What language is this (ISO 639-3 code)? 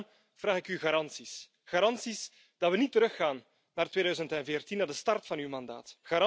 nld